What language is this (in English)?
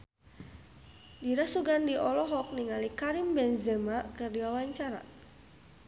Sundanese